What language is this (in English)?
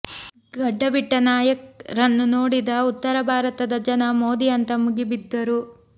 Kannada